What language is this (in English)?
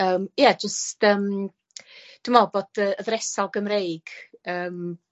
Welsh